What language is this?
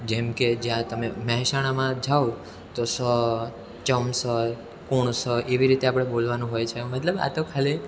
Gujarati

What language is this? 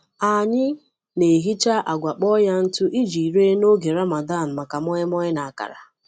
Igbo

